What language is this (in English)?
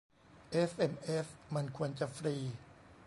Thai